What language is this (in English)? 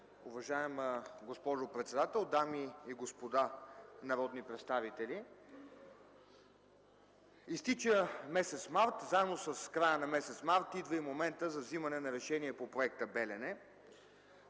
Bulgarian